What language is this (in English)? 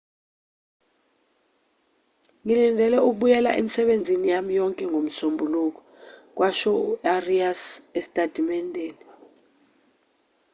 Zulu